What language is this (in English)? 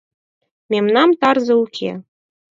Mari